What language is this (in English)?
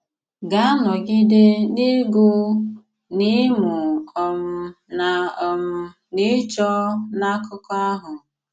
Igbo